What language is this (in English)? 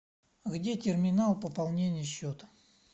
Russian